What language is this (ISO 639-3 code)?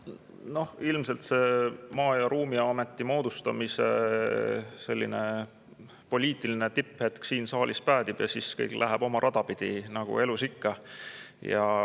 est